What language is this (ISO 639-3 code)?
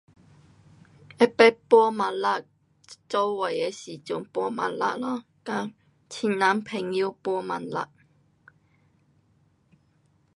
cpx